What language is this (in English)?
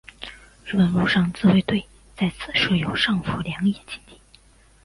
Chinese